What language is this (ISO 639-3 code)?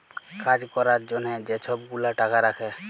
ben